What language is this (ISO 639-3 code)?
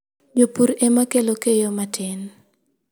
luo